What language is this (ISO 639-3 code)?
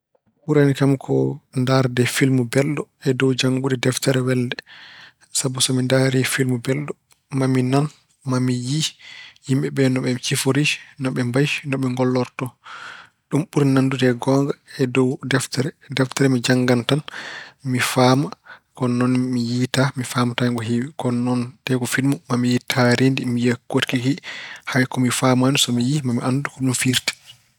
ful